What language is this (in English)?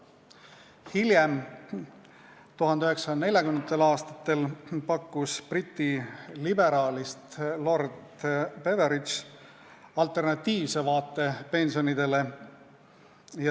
Estonian